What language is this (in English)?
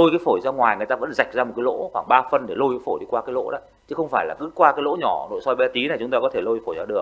Vietnamese